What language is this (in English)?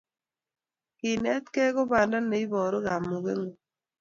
Kalenjin